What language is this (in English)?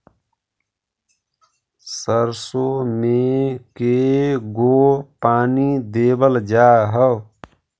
Magahi